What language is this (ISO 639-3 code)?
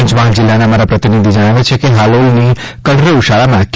guj